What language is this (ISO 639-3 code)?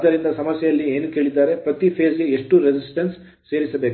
kan